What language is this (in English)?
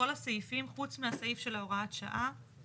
Hebrew